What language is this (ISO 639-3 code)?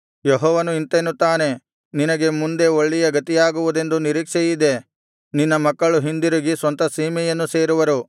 kan